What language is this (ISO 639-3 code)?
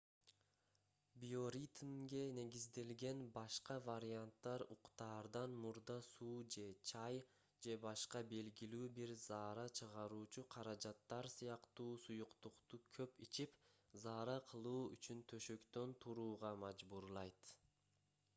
kir